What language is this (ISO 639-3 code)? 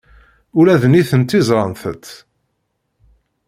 kab